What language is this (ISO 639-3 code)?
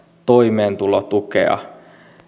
fin